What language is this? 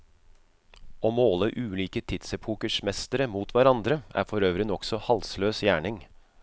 Norwegian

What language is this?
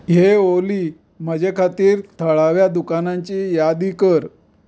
Konkani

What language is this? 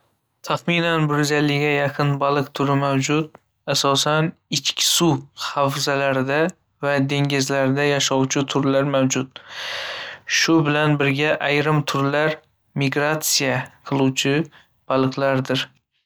Uzbek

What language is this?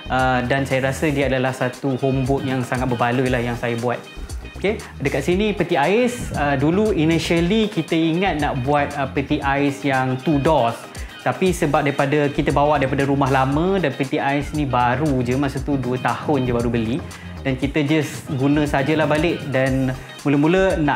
Malay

